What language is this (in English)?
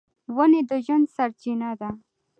Pashto